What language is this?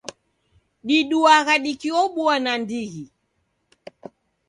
Taita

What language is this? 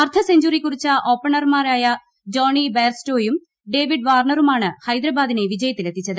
Malayalam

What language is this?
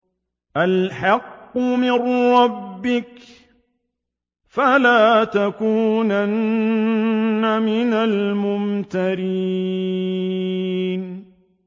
Arabic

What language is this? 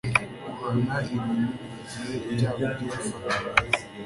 Kinyarwanda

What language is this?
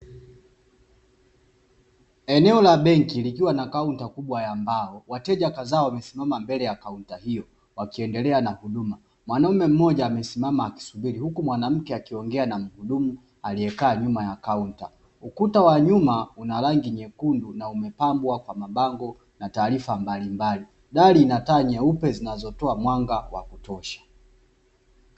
Swahili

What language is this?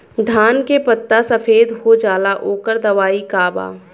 Bhojpuri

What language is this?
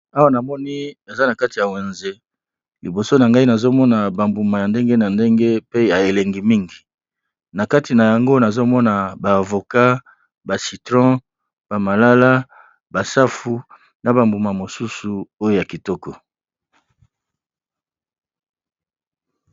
Lingala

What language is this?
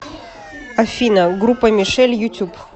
Russian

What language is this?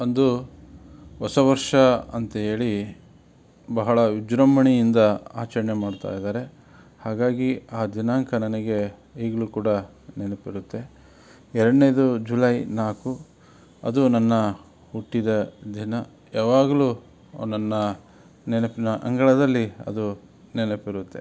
Kannada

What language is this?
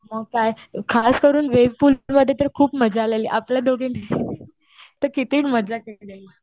Marathi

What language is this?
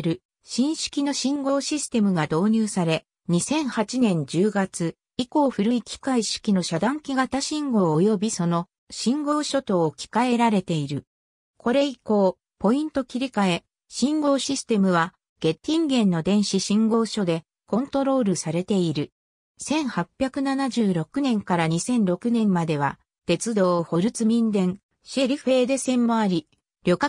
Japanese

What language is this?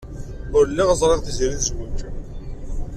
Kabyle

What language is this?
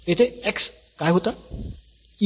Marathi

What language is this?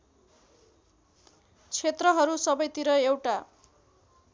Nepali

